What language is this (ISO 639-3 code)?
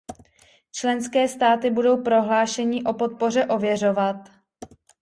ces